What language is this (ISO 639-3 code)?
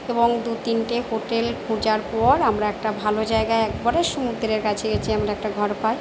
ben